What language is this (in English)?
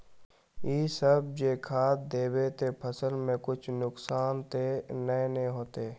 Magahi